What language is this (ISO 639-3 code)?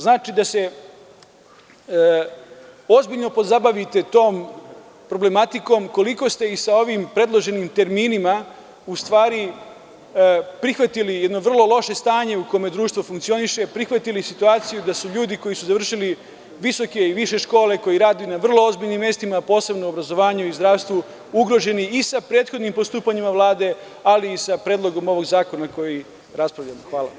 srp